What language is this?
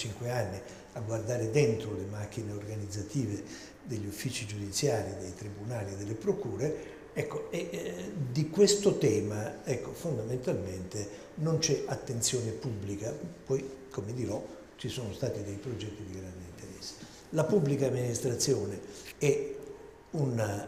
Italian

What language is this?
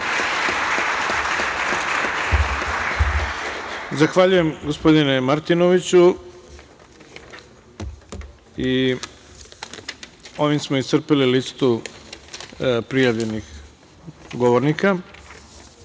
Serbian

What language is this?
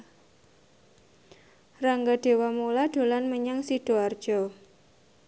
Javanese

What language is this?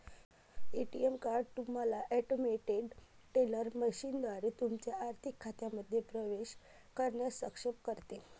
Marathi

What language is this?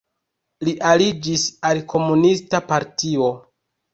Esperanto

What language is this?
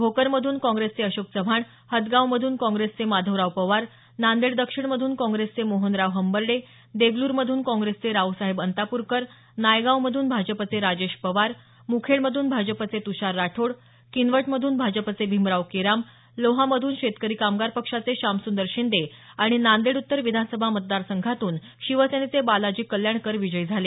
Marathi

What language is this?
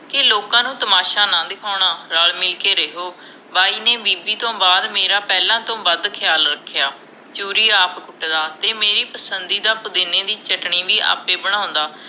Punjabi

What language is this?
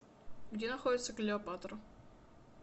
Russian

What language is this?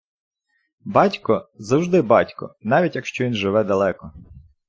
Ukrainian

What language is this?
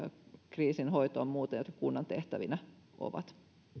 Finnish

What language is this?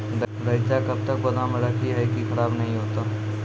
Maithili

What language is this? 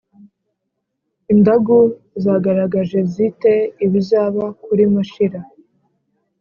Kinyarwanda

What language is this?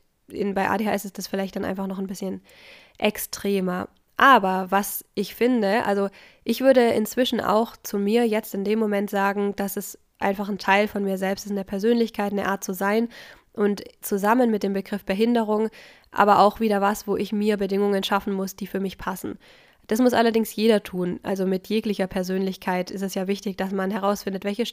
German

